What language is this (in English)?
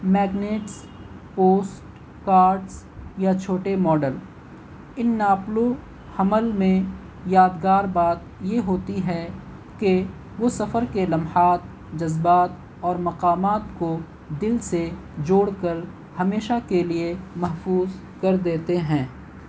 Urdu